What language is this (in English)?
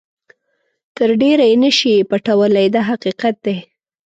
Pashto